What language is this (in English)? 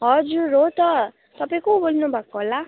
Nepali